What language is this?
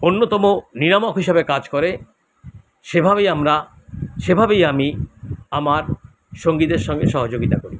Bangla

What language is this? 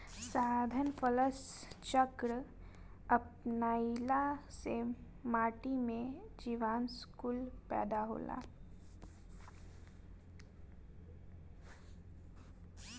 Bhojpuri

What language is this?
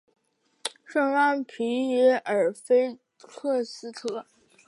Chinese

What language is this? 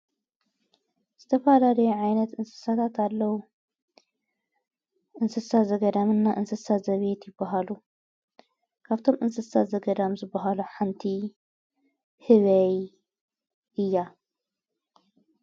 Tigrinya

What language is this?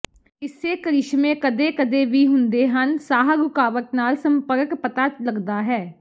Punjabi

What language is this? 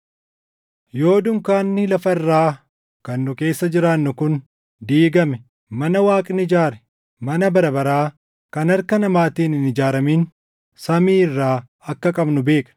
Oromo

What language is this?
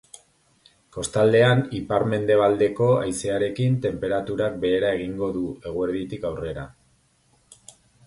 Basque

